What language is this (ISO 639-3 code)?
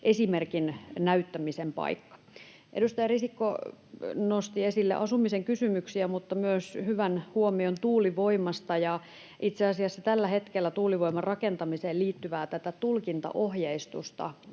fin